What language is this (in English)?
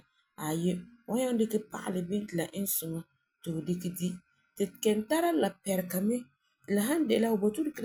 Frafra